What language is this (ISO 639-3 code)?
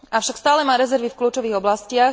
slk